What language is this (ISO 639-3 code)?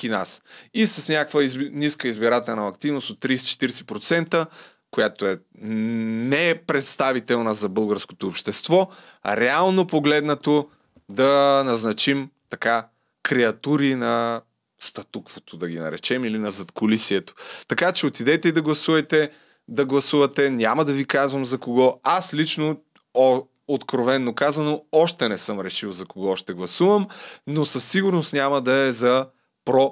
bul